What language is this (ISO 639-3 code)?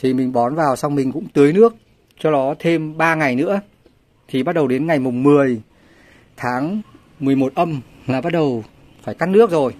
vie